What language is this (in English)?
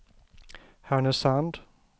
Swedish